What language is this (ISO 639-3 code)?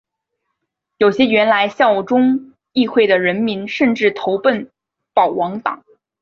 zho